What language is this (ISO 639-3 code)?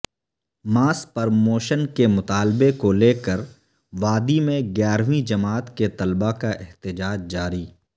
urd